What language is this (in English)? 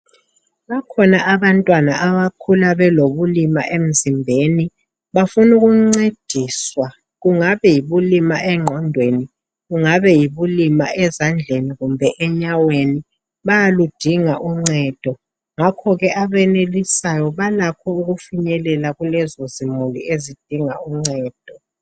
North Ndebele